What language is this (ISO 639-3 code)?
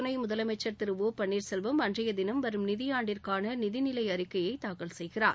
tam